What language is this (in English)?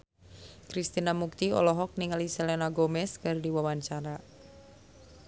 Sundanese